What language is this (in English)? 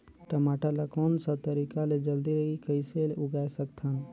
Chhattisgarhi